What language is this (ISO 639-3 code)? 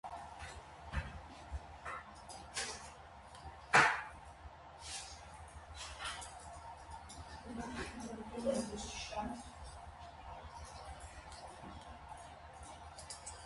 hye